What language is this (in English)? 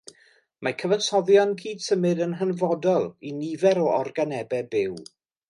Welsh